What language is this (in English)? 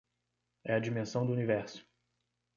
Portuguese